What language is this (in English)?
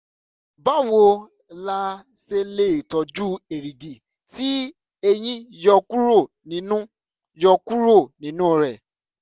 Yoruba